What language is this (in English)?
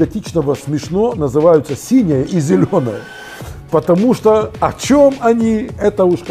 Russian